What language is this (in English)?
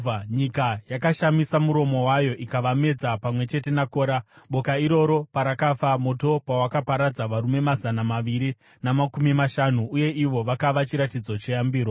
Shona